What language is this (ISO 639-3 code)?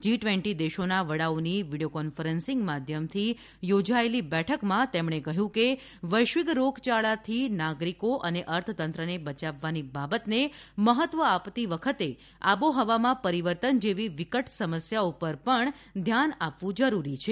guj